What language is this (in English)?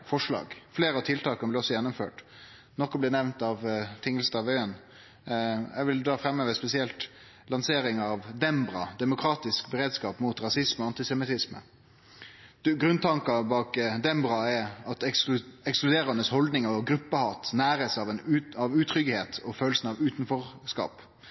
Norwegian Nynorsk